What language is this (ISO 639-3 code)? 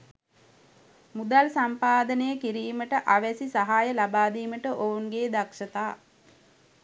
sin